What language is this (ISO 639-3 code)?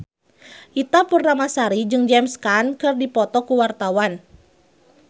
sun